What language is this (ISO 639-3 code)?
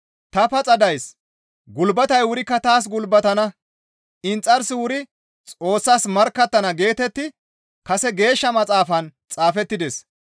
gmv